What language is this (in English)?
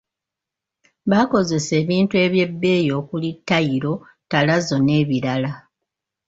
Ganda